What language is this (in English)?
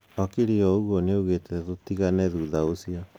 Kikuyu